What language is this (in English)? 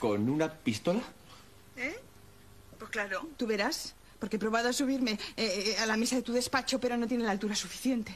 Spanish